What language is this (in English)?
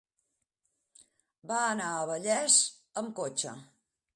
Catalan